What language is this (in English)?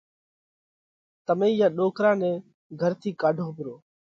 Parkari Koli